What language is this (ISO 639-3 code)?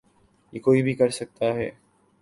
urd